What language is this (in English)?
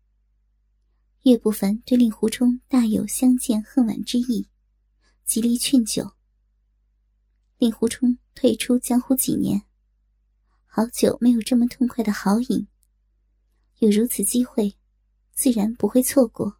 Chinese